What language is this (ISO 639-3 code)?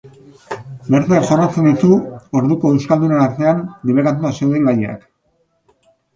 eus